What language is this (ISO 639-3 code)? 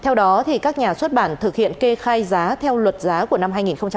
vie